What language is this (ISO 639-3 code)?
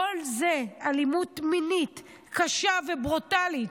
heb